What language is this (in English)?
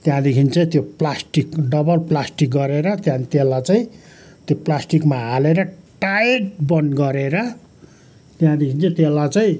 Nepali